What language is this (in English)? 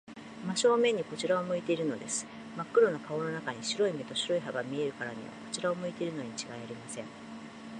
Japanese